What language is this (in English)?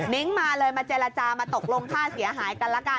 Thai